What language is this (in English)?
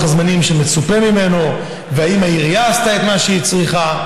Hebrew